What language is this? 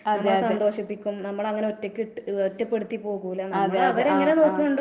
Malayalam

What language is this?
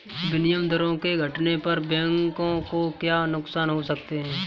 Hindi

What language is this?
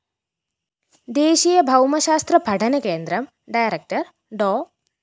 Malayalam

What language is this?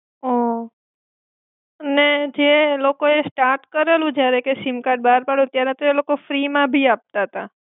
Gujarati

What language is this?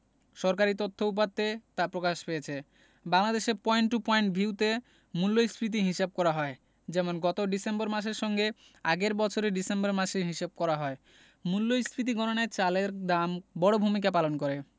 Bangla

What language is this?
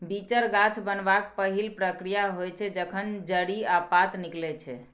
Maithili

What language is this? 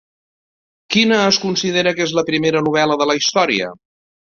Catalan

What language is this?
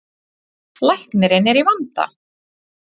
Icelandic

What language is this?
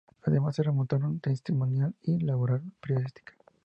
Spanish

